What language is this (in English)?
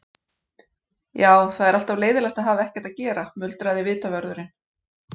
Icelandic